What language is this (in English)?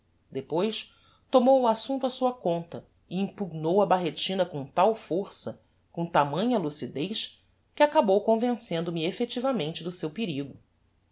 Portuguese